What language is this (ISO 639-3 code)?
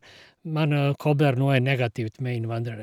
nor